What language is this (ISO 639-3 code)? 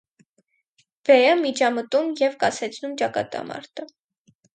hye